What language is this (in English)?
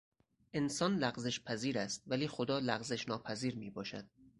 Persian